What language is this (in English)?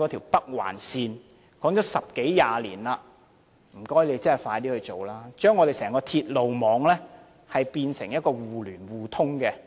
Cantonese